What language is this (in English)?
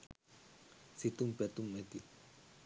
Sinhala